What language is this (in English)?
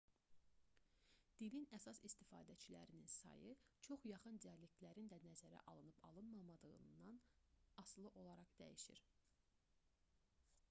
Azerbaijani